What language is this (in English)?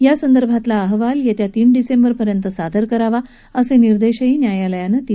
Marathi